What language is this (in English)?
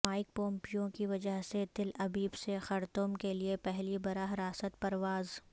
Urdu